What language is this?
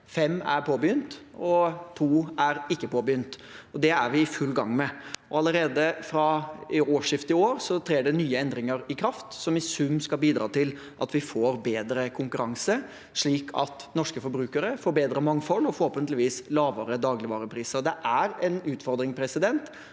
Norwegian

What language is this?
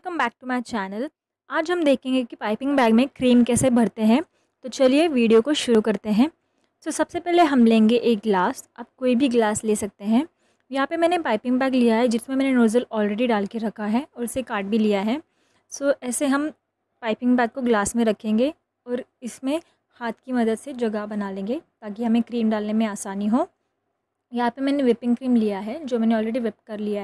Hindi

